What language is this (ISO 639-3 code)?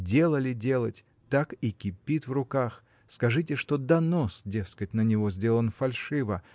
rus